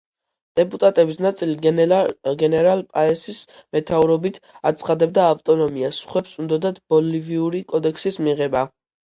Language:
Georgian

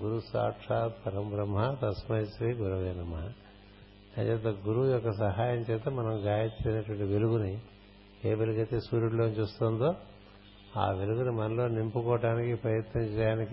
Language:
Telugu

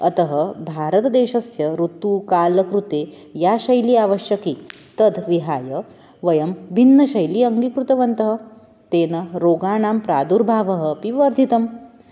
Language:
Sanskrit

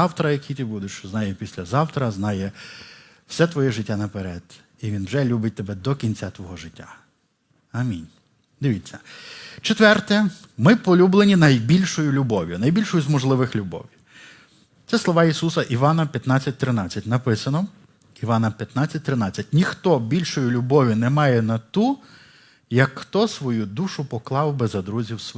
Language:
Ukrainian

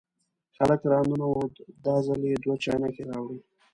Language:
Pashto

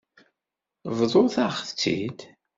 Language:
Kabyle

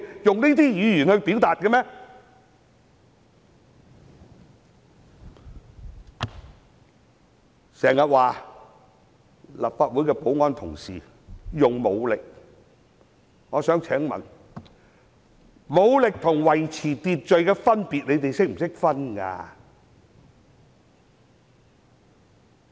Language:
Cantonese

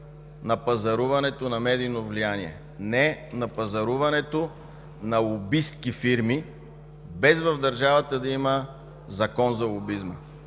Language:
Bulgarian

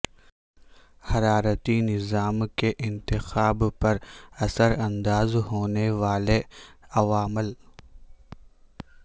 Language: Urdu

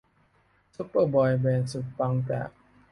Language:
Thai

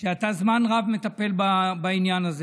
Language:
Hebrew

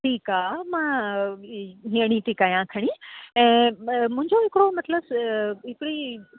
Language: Sindhi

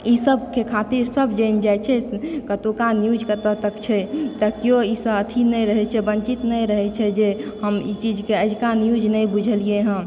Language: Maithili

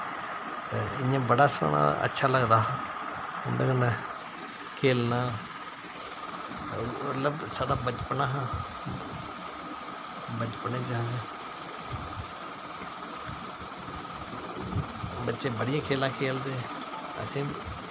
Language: Dogri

